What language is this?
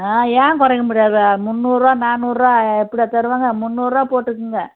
Tamil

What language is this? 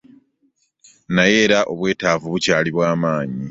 Ganda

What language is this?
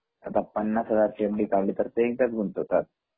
Marathi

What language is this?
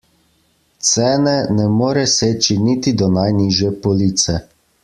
Slovenian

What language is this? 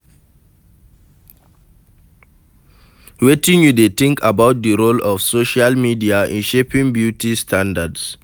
Nigerian Pidgin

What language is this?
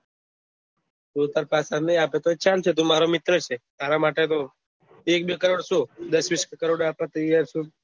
Gujarati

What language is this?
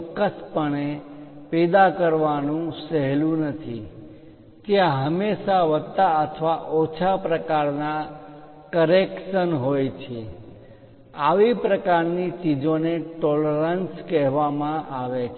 Gujarati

